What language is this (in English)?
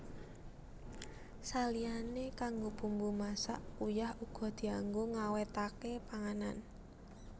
Javanese